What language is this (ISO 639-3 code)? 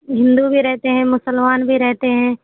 urd